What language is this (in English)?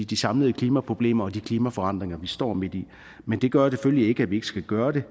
Danish